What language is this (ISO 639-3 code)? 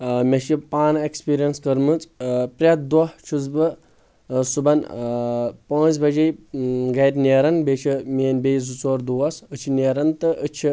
kas